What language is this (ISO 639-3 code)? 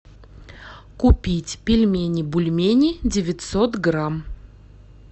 rus